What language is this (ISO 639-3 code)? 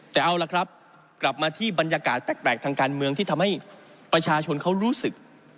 tha